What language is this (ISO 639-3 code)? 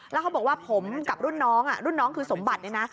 tha